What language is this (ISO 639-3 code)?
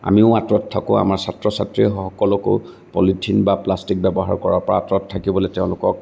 asm